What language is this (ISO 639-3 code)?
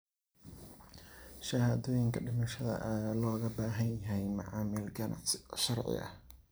som